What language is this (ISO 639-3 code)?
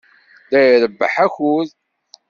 kab